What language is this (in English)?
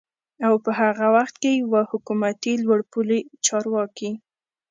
Pashto